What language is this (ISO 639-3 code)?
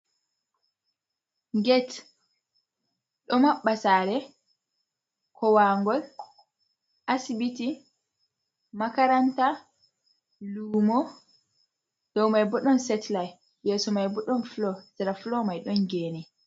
ful